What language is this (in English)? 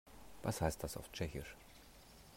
German